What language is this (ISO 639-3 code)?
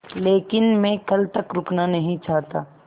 hin